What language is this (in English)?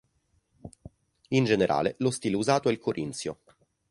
Italian